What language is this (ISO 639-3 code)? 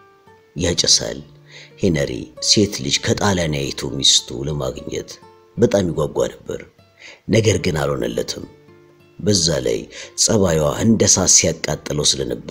ara